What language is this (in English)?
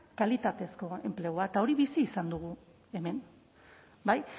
Basque